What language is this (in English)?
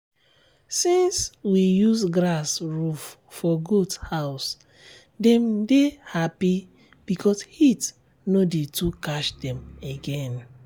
Nigerian Pidgin